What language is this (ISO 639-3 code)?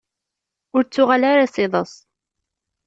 kab